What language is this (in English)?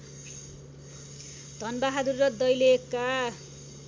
Nepali